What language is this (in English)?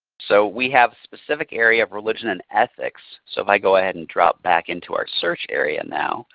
English